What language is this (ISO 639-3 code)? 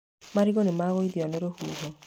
kik